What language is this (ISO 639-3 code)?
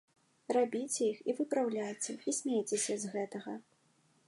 bel